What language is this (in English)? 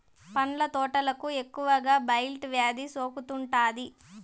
Telugu